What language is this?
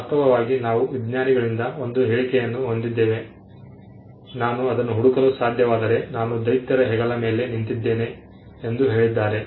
Kannada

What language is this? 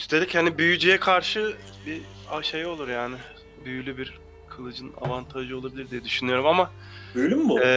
Turkish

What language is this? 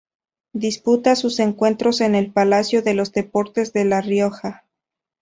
Spanish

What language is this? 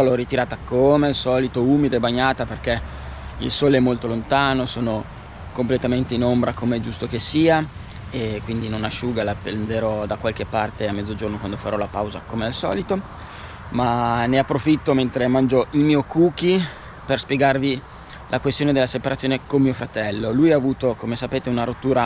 Italian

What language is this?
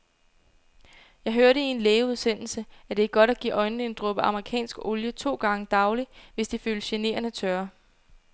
Danish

